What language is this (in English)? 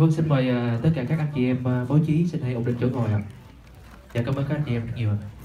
Vietnamese